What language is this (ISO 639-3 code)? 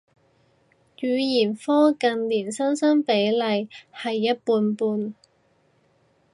yue